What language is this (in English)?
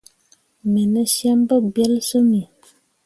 Mundang